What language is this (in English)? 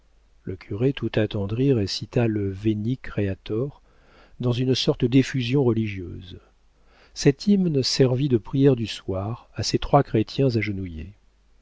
French